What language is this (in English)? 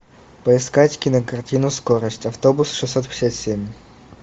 Russian